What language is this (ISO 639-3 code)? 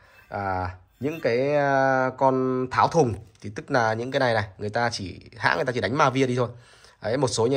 vie